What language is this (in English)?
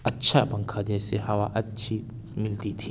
Urdu